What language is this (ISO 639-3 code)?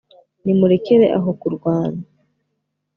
kin